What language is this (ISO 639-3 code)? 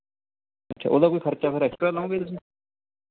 pan